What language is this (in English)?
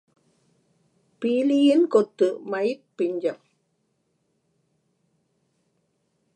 Tamil